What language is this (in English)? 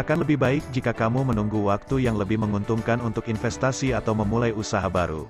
Indonesian